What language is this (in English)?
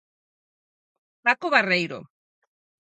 Galician